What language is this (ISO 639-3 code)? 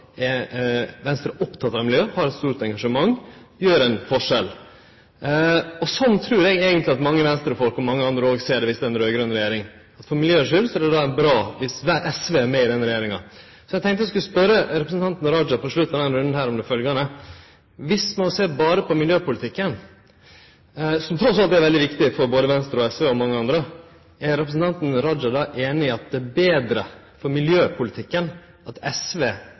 nno